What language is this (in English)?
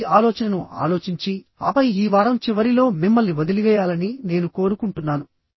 Telugu